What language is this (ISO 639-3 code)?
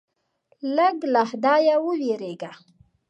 pus